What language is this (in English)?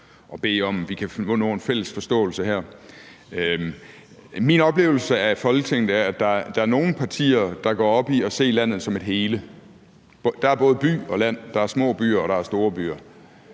Danish